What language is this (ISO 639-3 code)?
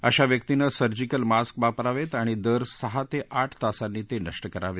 mar